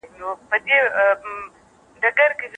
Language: Pashto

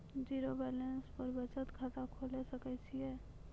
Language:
Maithili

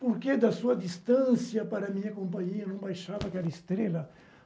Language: Portuguese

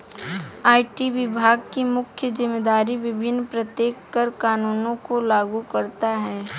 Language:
Hindi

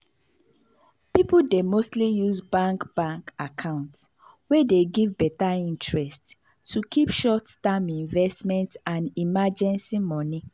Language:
Nigerian Pidgin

